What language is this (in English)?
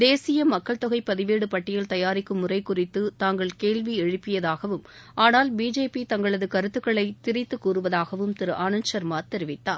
Tamil